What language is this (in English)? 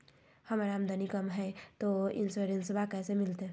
Magahi